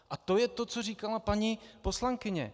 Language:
Czech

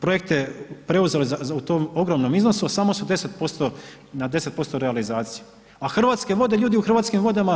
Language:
Croatian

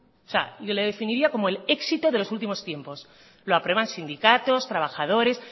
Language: Spanish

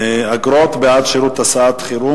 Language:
Hebrew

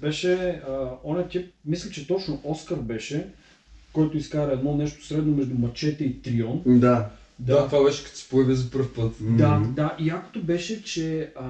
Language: Bulgarian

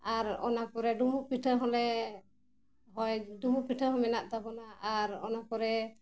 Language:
Santali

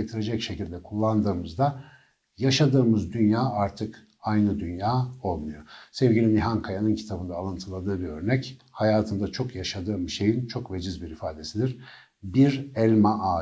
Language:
Turkish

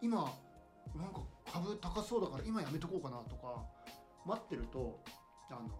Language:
Japanese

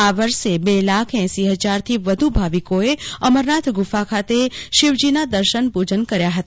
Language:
Gujarati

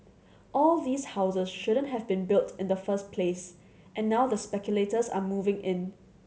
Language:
English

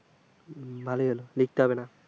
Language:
Bangla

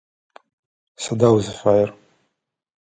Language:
Adyghe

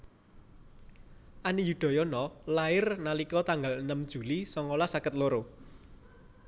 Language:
Javanese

